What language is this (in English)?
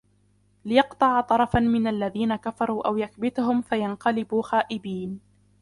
Arabic